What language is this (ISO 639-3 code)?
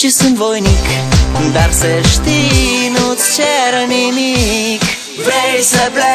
ron